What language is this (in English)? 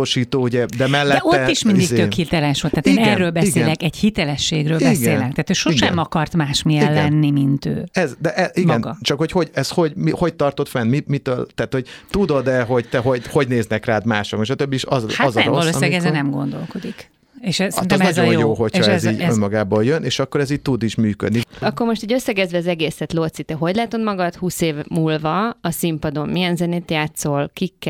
Hungarian